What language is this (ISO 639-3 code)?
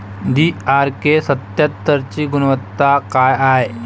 mar